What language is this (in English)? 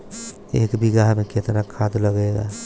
Bhojpuri